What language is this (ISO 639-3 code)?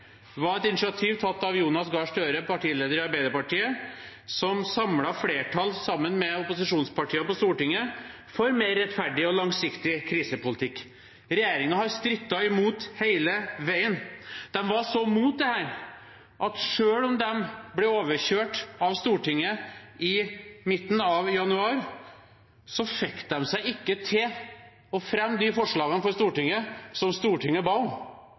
nob